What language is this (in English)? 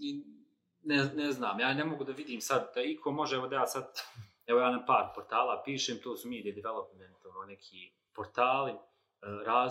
Croatian